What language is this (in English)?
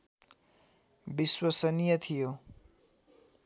Nepali